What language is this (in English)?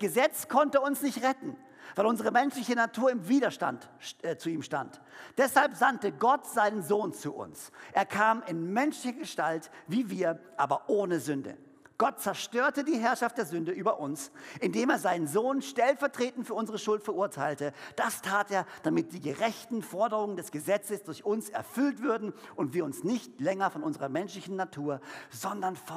German